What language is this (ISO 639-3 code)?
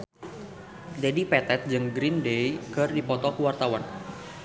sun